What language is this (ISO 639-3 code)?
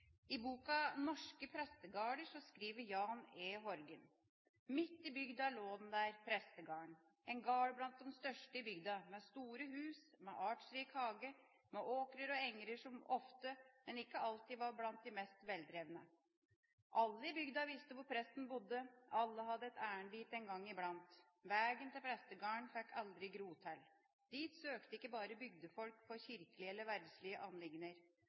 nob